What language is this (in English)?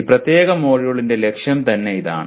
Malayalam